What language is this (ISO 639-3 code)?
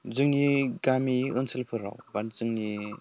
brx